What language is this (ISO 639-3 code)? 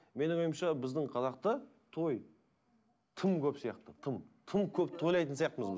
kaz